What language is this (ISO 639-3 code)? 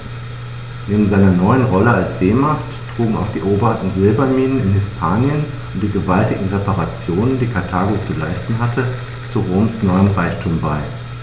deu